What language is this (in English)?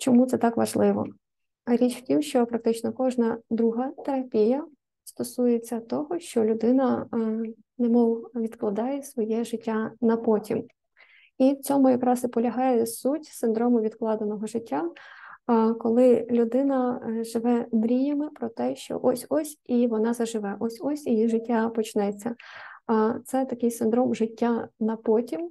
Ukrainian